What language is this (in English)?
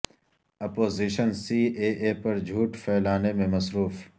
Urdu